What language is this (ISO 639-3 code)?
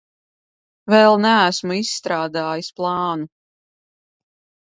lav